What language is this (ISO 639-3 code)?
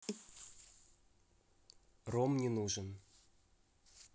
rus